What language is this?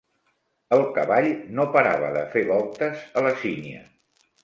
Catalan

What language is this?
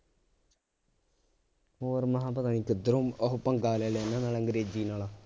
Punjabi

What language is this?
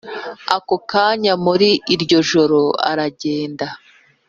Kinyarwanda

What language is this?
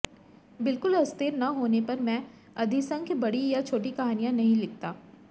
Hindi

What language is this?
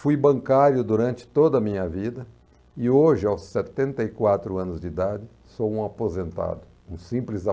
Portuguese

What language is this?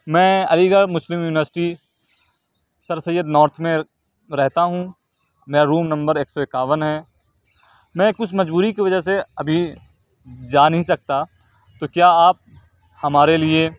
Urdu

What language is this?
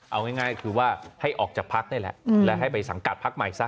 Thai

